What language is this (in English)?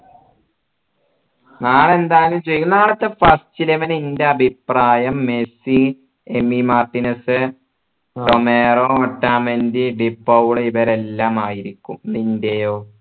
Malayalam